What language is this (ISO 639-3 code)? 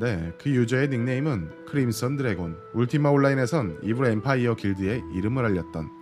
kor